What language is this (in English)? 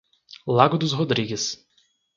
Portuguese